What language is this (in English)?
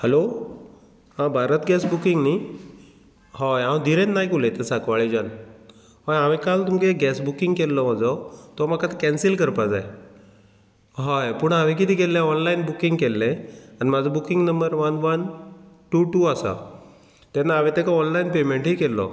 Konkani